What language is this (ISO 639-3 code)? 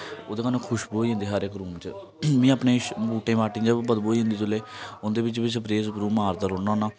doi